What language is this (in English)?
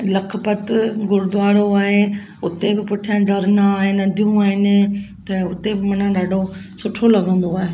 Sindhi